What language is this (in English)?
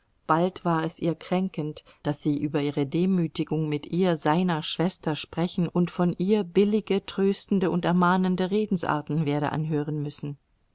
German